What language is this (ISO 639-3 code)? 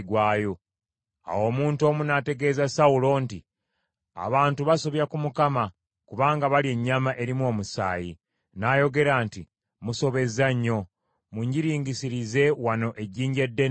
lug